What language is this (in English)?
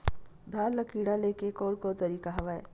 Chhattisgarhi